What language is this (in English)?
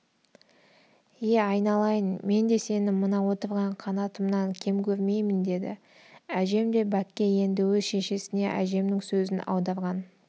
Kazakh